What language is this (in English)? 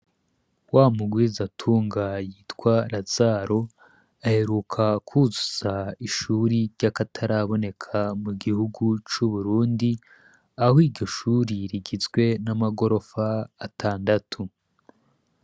Rundi